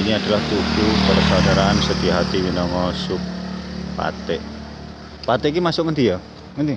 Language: Indonesian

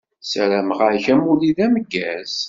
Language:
Kabyle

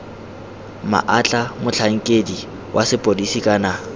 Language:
Tswana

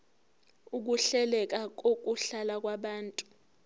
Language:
Zulu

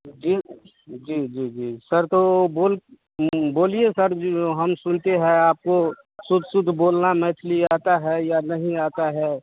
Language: Hindi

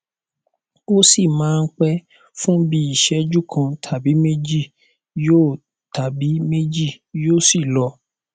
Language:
Yoruba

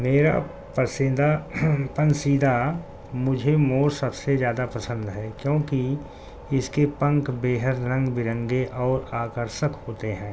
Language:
Urdu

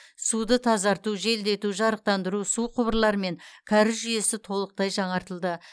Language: Kazakh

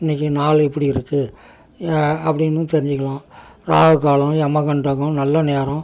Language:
Tamil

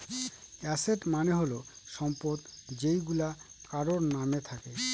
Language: Bangla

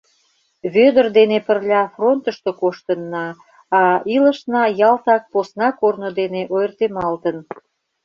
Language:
Mari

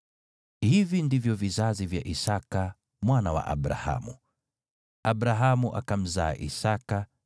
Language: Swahili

